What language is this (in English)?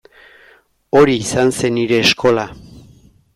Basque